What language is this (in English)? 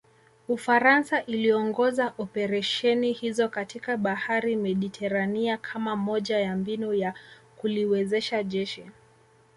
Swahili